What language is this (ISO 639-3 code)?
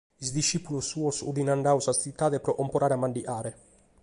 srd